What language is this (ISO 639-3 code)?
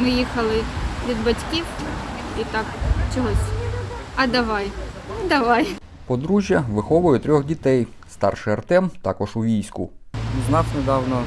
ukr